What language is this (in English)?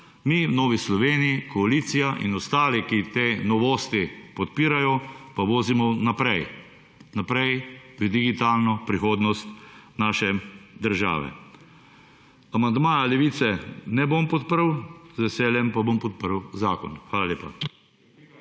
Slovenian